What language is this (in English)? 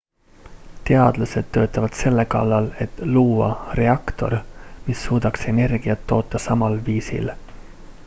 Estonian